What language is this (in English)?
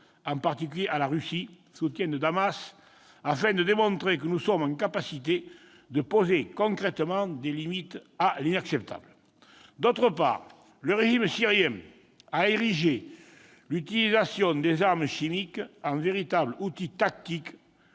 French